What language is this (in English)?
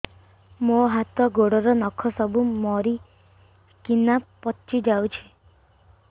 Odia